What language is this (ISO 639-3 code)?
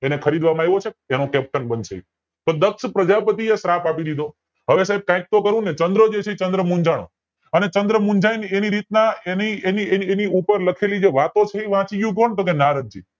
guj